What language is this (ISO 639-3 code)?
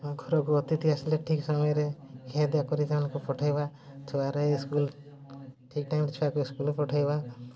ori